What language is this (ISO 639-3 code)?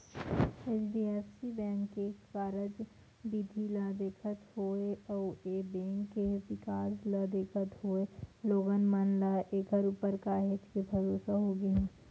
hne